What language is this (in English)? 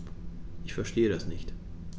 German